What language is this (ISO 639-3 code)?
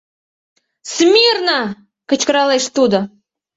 chm